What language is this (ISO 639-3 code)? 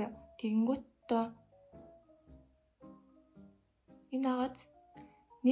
ara